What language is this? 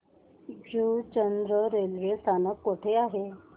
Marathi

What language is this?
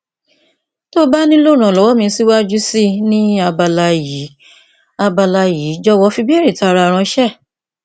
Yoruba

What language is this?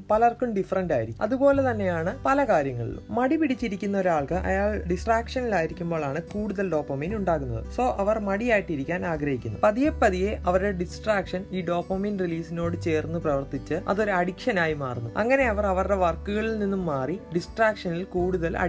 Malayalam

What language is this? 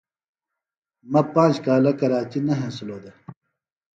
Phalura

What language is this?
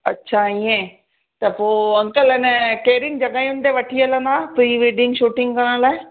Sindhi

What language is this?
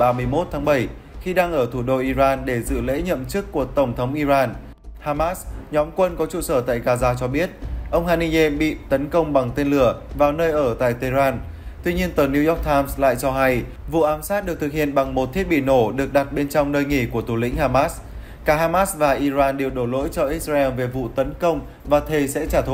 Vietnamese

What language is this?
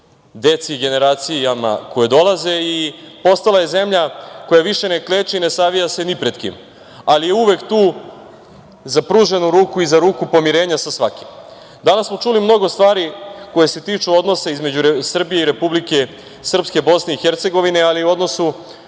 Serbian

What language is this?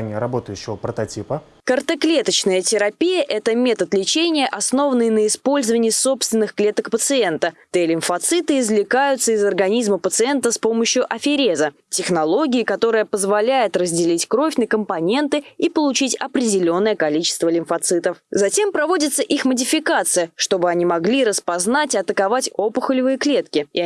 Russian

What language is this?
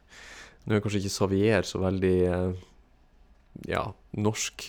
Norwegian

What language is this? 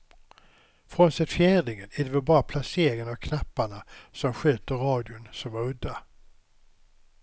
Swedish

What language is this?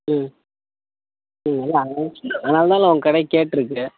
Tamil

